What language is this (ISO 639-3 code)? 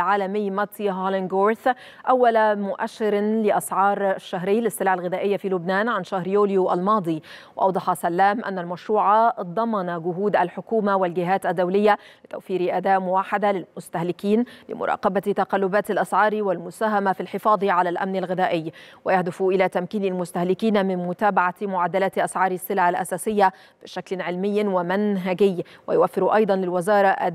ara